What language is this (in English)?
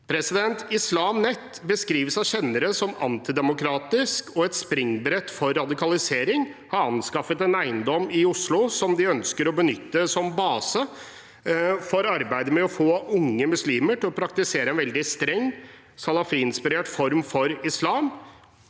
Norwegian